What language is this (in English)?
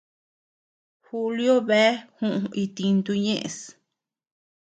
Tepeuxila Cuicatec